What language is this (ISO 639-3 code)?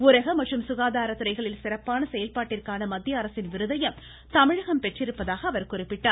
tam